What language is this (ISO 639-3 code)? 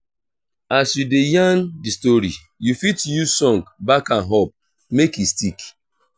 pcm